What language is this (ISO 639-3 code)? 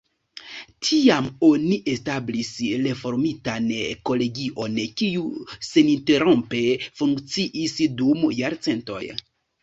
epo